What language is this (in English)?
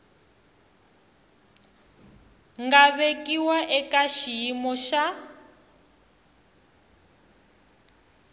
Tsonga